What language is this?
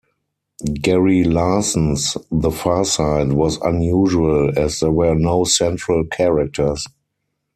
English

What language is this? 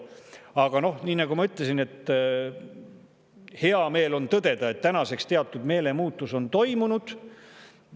Estonian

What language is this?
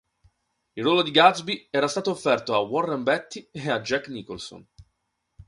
Italian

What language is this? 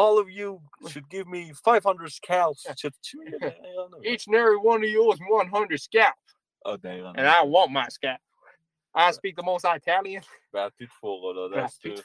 Persian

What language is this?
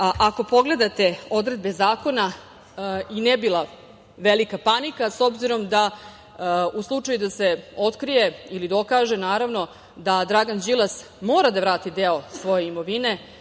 Serbian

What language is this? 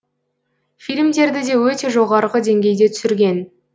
Kazakh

